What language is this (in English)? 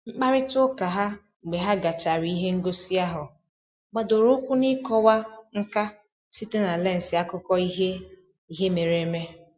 Igbo